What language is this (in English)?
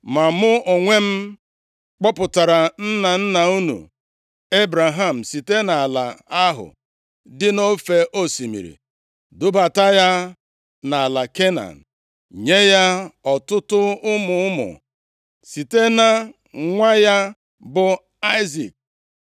Igbo